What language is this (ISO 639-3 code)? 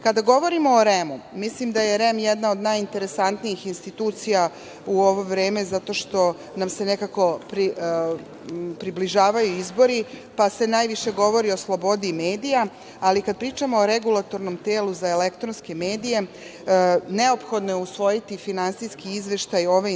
srp